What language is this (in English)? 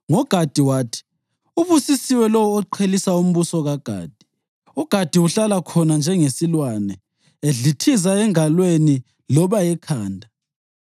North Ndebele